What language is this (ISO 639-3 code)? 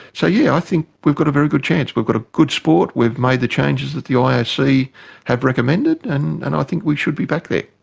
eng